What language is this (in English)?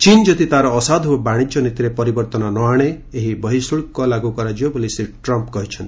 Odia